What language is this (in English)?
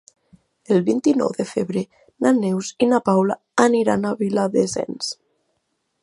Catalan